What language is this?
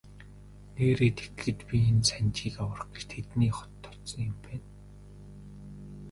Mongolian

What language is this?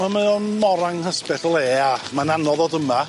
Welsh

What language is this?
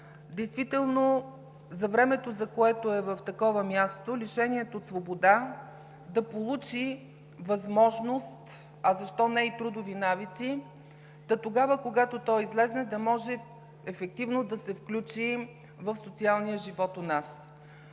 Bulgarian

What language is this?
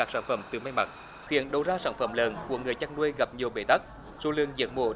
Vietnamese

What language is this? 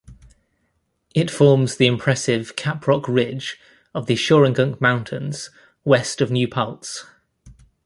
English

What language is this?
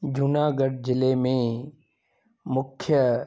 Sindhi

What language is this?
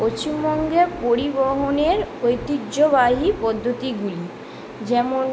Bangla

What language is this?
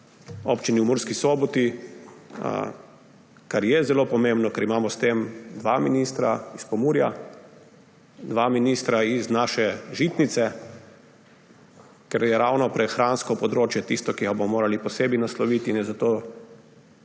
Slovenian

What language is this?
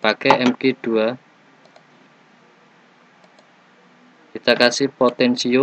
Indonesian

